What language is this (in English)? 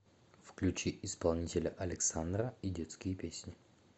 Russian